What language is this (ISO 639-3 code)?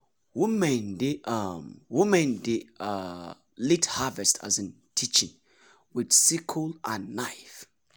pcm